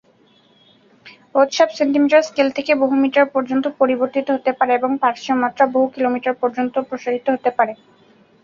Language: Bangla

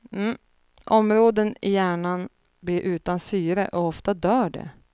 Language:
Swedish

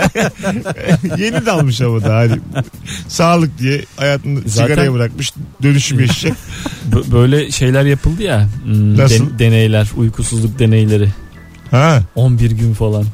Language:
Turkish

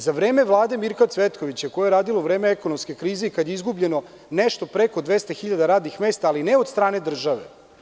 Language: Serbian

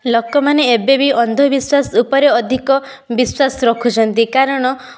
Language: Odia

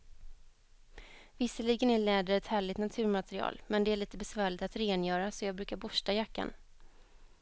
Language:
Swedish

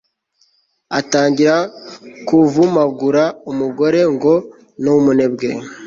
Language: Kinyarwanda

